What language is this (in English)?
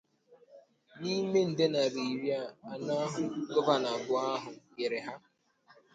Igbo